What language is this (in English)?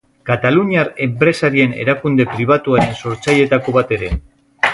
Basque